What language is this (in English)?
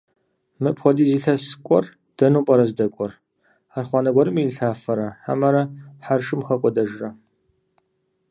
Kabardian